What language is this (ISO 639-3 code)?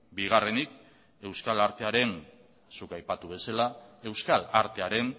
eus